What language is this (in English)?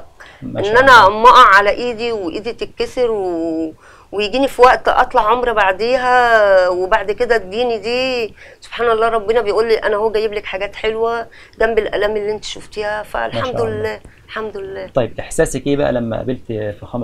Arabic